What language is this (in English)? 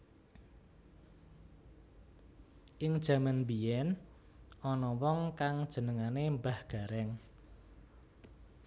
Javanese